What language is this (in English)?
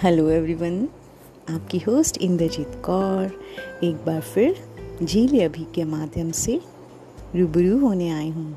Hindi